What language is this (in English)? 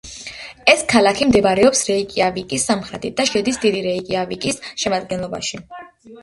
Georgian